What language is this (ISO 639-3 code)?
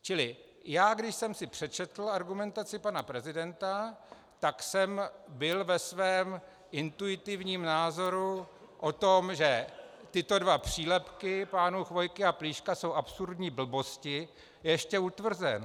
ces